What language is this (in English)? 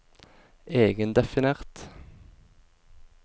Norwegian